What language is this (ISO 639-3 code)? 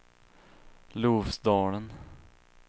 swe